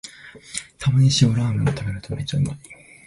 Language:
Japanese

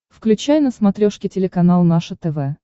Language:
Russian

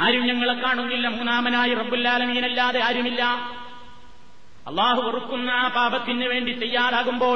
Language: Malayalam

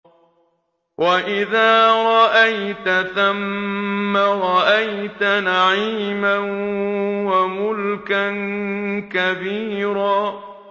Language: Arabic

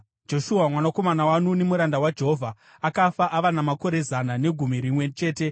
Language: Shona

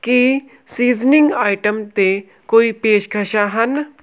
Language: Punjabi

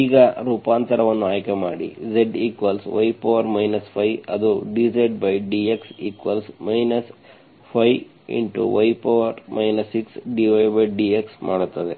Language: Kannada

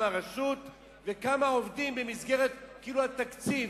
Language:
Hebrew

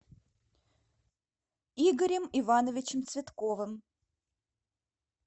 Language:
Russian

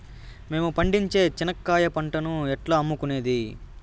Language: Telugu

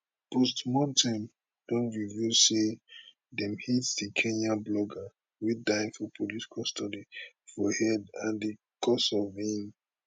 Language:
Nigerian Pidgin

